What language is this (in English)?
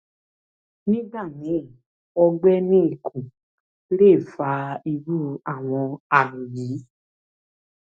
Yoruba